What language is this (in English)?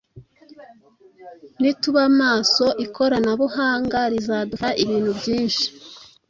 Kinyarwanda